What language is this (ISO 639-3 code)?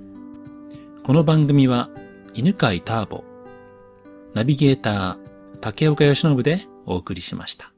jpn